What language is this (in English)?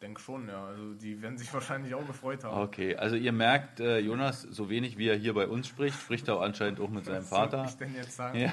German